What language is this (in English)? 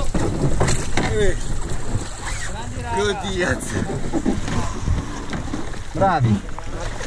Italian